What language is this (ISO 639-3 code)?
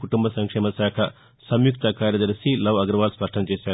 tel